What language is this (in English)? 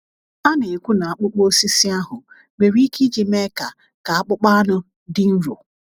Igbo